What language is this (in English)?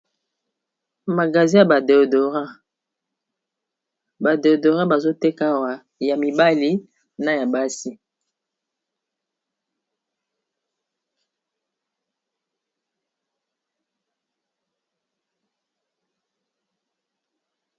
Lingala